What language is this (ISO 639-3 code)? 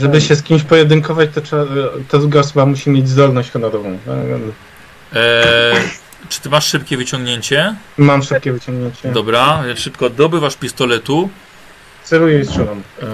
pol